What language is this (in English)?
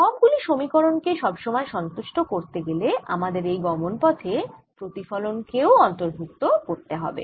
Bangla